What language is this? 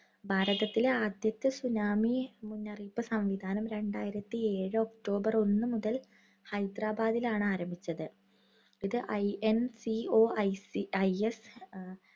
Malayalam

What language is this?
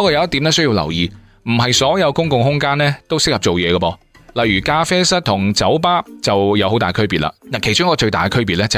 Chinese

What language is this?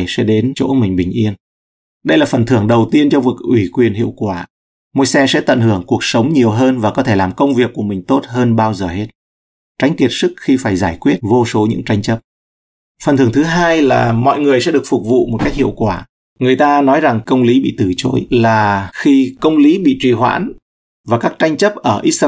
Vietnamese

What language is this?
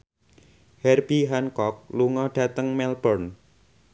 Javanese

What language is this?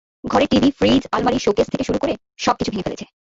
Bangla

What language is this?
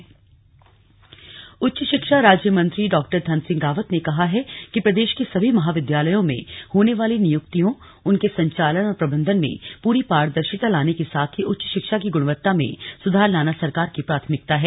Hindi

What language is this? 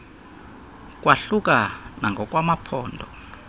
Xhosa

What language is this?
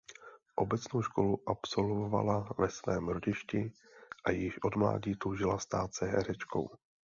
Czech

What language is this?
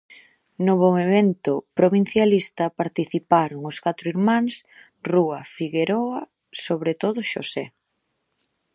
Galician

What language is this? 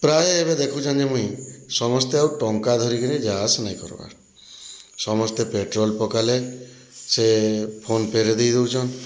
Odia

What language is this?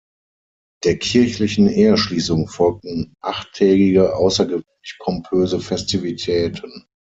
German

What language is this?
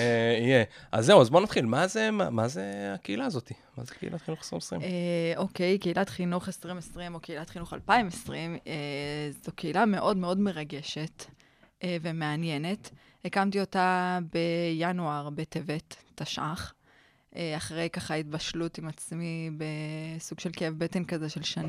Hebrew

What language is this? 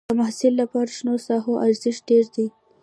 Pashto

